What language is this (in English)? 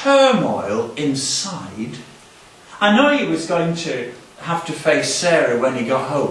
English